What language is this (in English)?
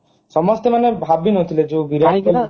Odia